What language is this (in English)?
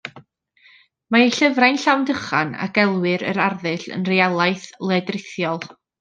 Welsh